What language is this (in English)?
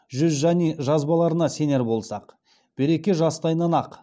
Kazakh